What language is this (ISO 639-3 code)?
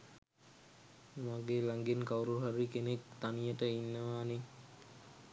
sin